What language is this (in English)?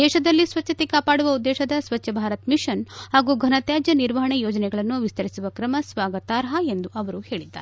Kannada